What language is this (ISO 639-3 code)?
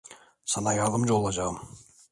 tur